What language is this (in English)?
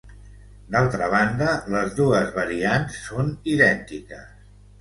Catalan